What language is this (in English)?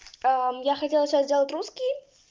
Russian